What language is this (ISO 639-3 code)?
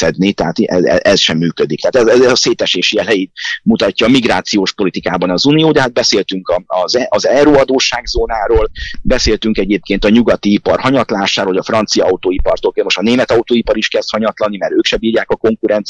hun